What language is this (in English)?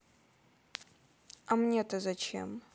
Russian